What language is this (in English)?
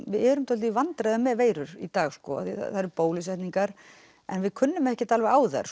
Icelandic